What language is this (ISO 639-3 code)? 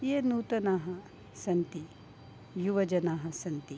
san